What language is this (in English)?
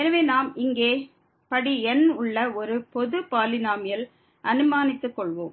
Tamil